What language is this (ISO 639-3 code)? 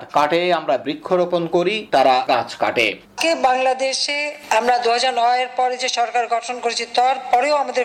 ben